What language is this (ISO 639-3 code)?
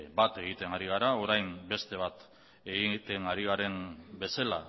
eus